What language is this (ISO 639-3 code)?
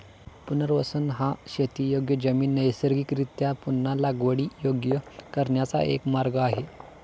mar